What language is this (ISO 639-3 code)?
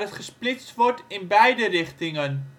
nld